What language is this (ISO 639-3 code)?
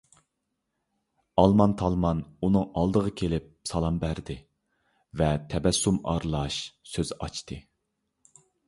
uig